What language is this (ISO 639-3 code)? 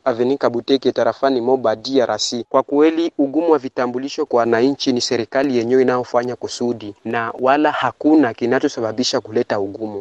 swa